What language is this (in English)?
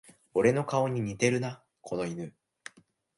Japanese